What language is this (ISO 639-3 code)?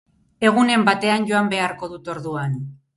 eus